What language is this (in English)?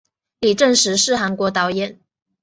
Chinese